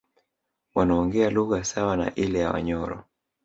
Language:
Swahili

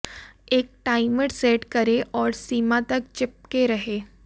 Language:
Hindi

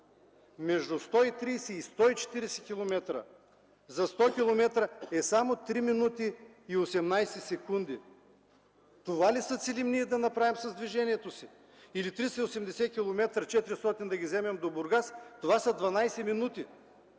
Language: Bulgarian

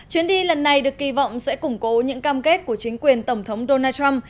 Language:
Vietnamese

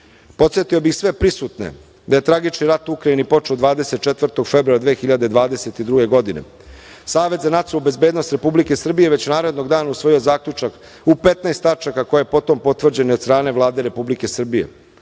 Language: Serbian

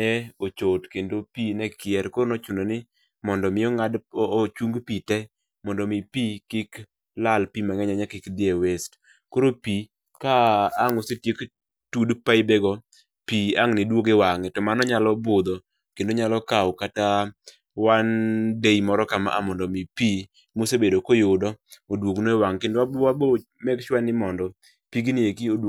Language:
Luo (Kenya and Tanzania)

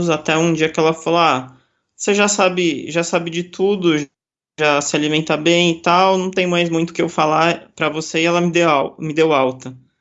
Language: Portuguese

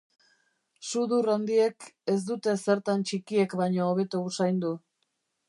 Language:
Basque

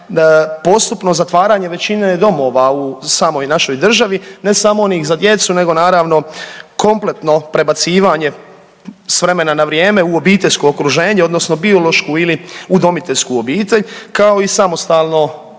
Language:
Croatian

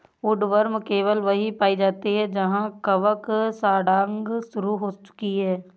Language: Hindi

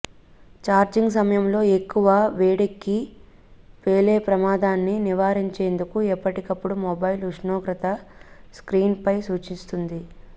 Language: Telugu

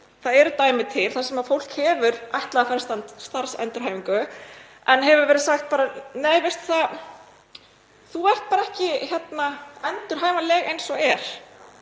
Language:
Icelandic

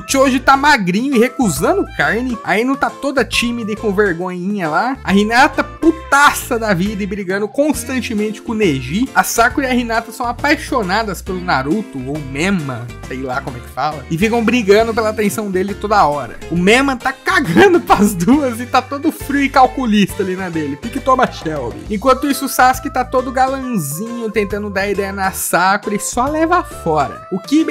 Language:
Portuguese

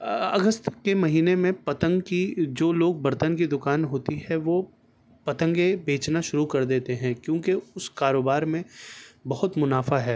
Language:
Urdu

